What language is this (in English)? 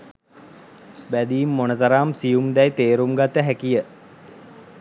Sinhala